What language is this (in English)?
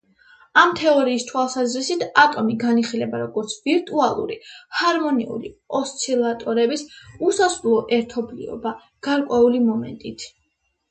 Georgian